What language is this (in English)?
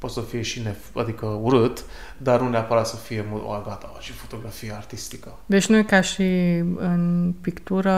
Romanian